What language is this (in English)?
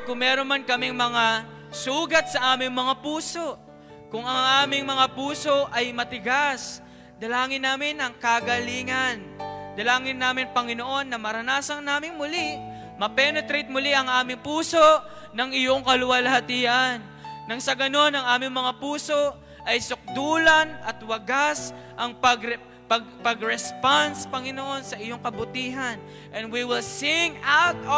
Filipino